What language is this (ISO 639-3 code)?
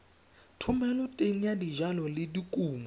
tsn